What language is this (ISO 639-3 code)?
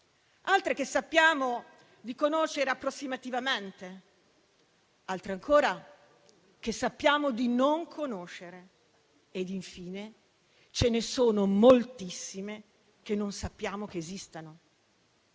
ita